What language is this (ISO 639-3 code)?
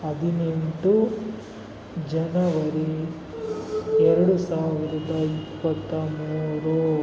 kan